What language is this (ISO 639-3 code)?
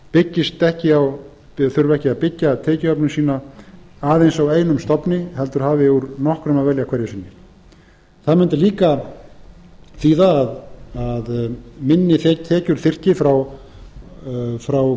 isl